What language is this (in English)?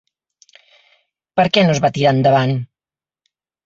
Catalan